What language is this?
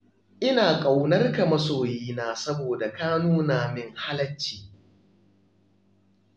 Hausa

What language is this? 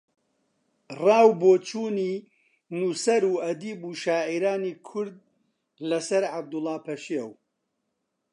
Central Kurdish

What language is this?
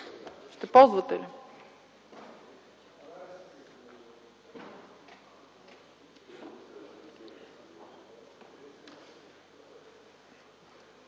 Bulgarian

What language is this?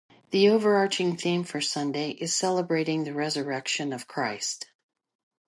English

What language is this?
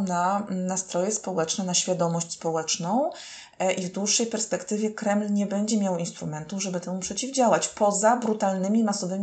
Polish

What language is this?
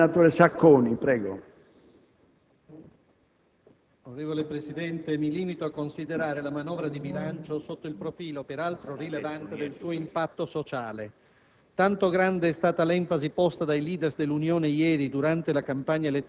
Italian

